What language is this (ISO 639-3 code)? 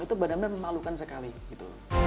ind